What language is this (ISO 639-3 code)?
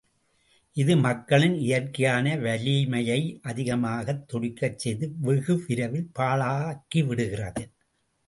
tam